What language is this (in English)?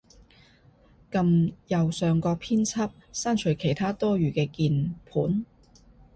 Cantonese